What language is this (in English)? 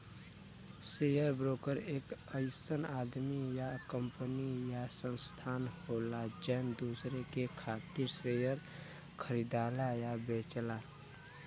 Bhojpuri